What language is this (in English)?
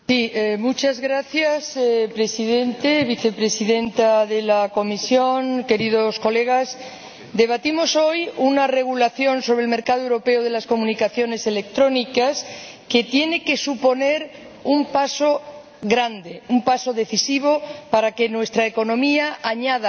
Spanish